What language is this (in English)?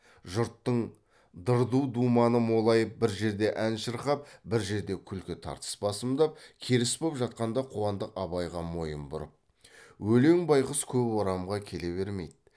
Kazakh